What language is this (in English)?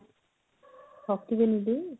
Odia